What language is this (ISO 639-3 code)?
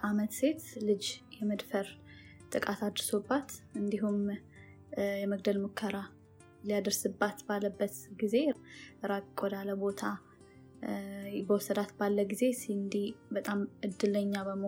amh